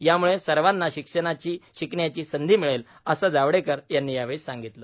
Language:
Marathi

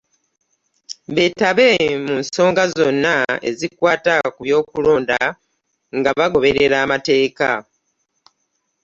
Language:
Ganda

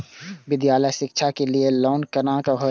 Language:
Maithili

